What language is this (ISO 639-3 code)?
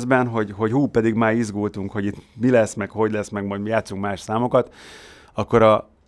hun